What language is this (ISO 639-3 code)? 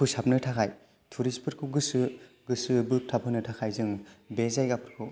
brx